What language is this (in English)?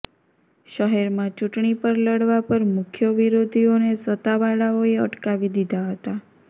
Gujarati